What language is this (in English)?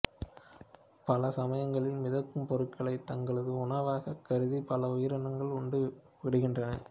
Tamil